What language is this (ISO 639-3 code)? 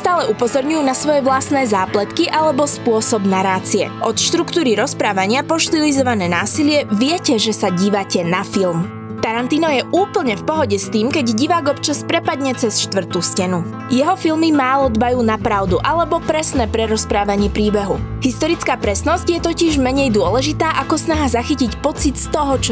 slk